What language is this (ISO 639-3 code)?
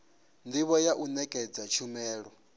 ven